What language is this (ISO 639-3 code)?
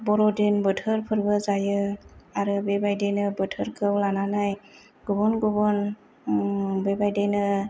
brx